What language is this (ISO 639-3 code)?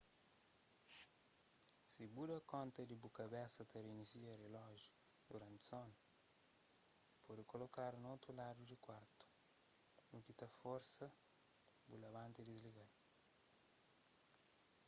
kea